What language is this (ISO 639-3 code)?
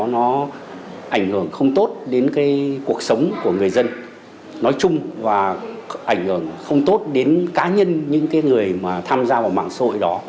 vie